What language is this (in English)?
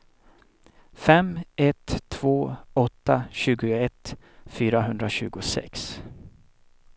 Swedish